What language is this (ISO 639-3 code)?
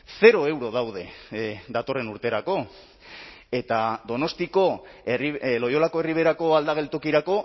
eus